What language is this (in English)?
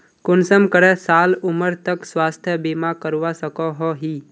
Magahi